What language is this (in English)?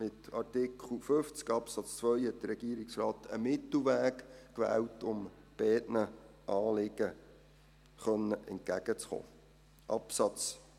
Swiss German